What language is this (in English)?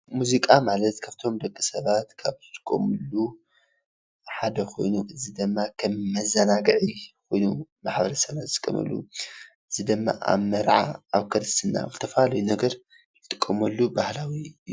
Tigrinya